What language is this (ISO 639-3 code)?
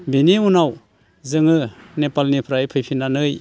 brx